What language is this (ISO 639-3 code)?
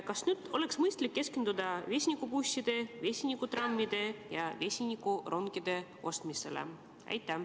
est